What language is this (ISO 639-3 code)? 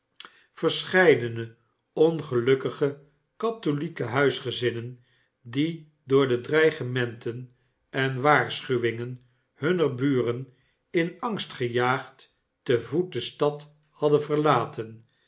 nld